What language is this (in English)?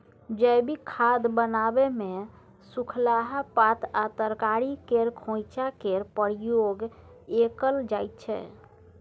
Maithili